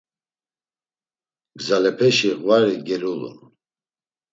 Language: Laz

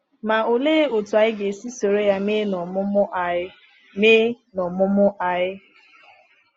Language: Igbo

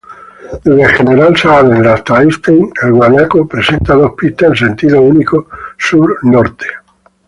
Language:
Spanish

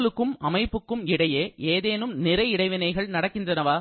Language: Tamil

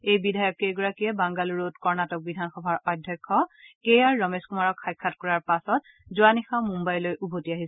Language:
Assamese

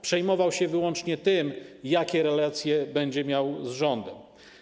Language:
Polish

